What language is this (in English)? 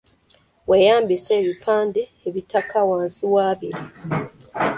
Ganda